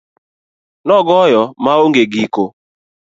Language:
Luo (Kenya and Tanzania)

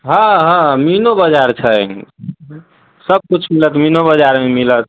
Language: Maithili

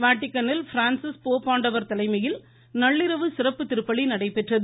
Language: Tamil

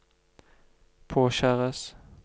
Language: Norwegian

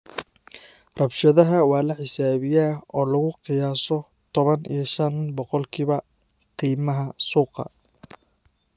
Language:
Somali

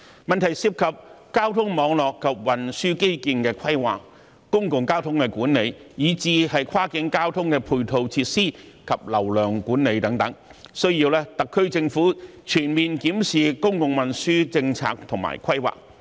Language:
Cantonese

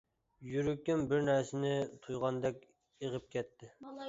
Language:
Uyghur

